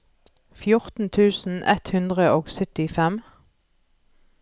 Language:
Norwegian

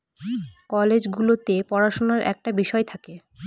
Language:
Bangla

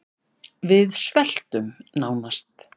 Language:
Icelandic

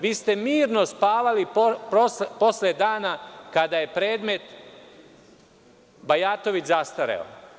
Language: Serbian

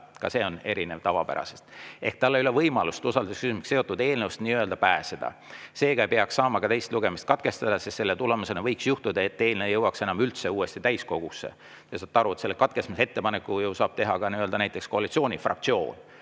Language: Estonian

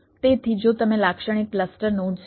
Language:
Gujarati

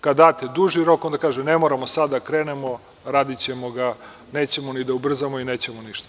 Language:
Serbian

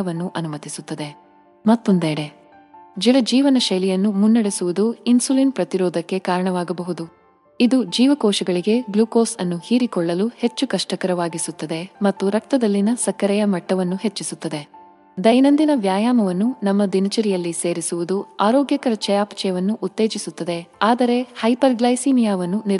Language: Kannada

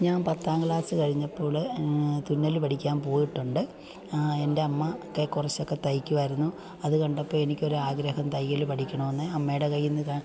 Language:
Malayalam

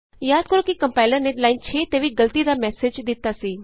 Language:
Punjabi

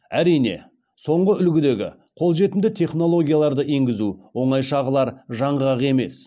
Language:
Kazakh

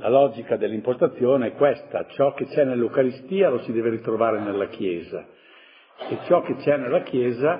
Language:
Italian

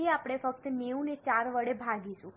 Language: Gujarati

